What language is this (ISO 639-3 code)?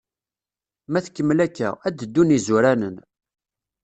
kab